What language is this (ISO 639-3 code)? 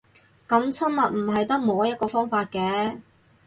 yue